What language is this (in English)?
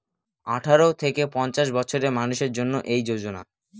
Bangla